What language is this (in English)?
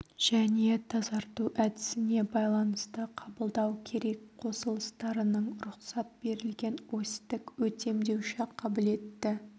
Kazakh